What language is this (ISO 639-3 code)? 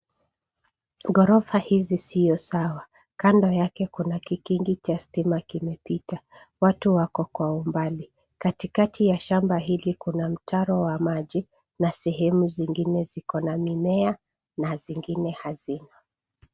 swa